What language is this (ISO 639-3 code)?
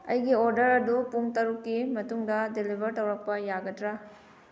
mni